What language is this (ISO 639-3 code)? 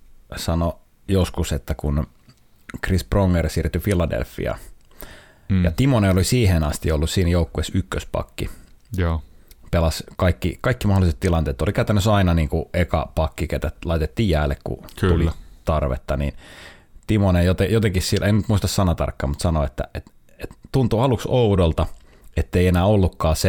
fin